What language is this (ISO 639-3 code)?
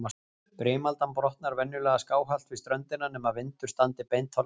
isl